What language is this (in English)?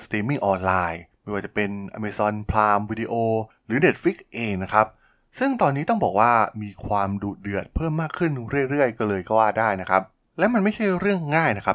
Thai